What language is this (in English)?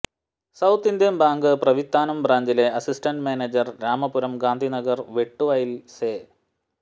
Malayalam